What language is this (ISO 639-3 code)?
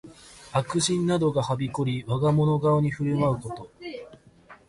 jpn